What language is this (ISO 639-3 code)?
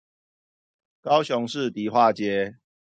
zho